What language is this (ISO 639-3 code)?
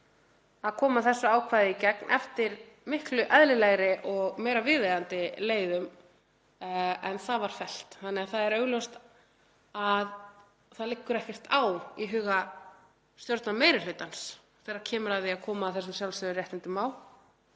isl